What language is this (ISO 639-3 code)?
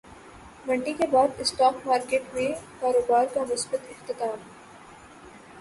urd